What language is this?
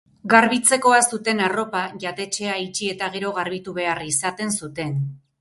Basque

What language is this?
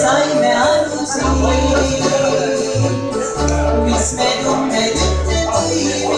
Romanian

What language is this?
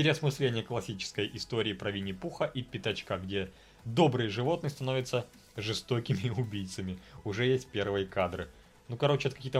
Russian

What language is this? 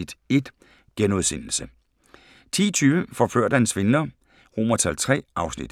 Danish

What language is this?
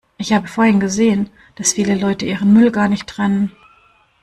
German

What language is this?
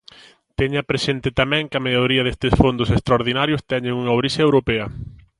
Galician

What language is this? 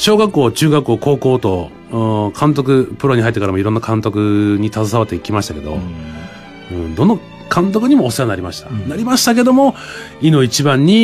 Japanese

